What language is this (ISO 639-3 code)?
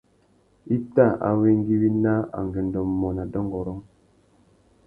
bag